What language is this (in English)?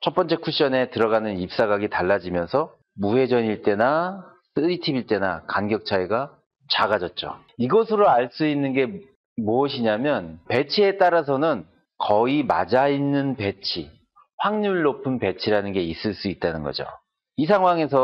Korean